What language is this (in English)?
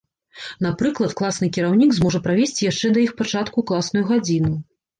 Belarusian